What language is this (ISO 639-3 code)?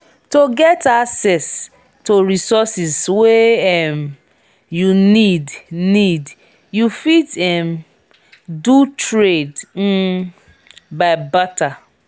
pcm